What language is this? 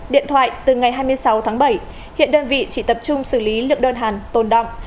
Vietnamese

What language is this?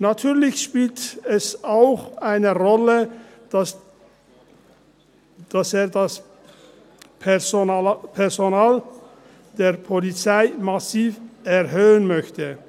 Swiss German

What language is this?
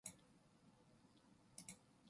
Korean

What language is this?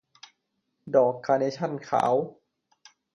Thai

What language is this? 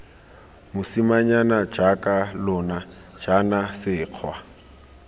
Tswana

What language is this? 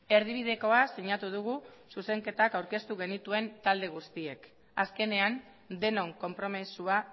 Basque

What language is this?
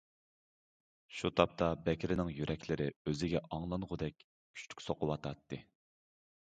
Uyghur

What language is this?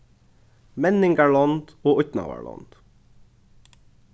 Faroese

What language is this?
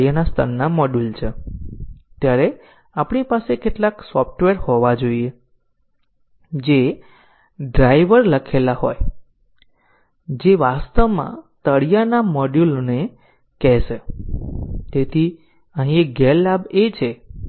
Gujarati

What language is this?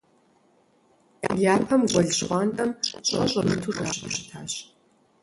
Kabardian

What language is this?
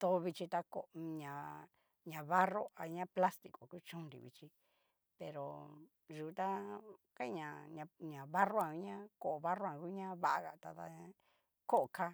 Cacaloxtepec Mixtec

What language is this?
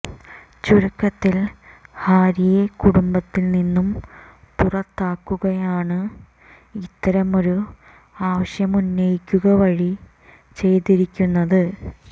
Malayalam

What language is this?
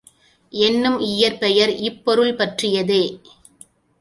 Tamil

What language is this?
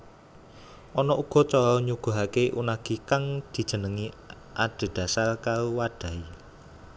Javanese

